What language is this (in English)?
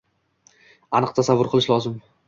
Uzbek